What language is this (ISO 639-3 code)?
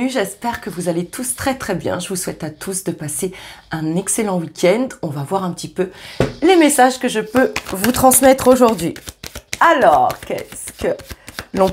fra